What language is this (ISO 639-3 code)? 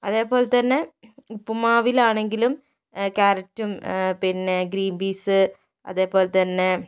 mal